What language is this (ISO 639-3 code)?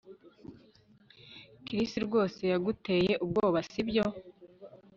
kin